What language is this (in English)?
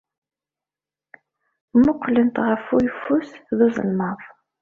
Kabyle